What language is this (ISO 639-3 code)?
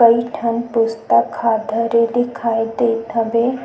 hne